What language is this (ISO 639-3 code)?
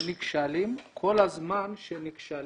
heb